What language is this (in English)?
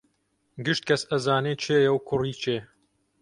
Central Kurdish